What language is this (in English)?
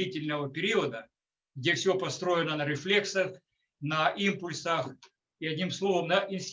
Russian